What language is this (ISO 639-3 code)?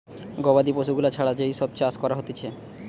ben